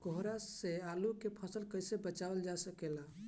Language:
Bhojpuri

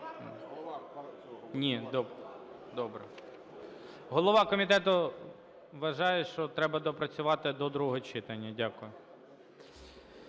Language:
Ukrainian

